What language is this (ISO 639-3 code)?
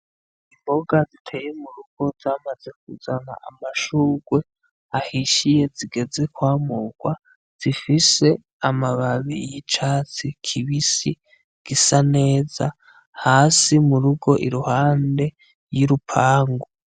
run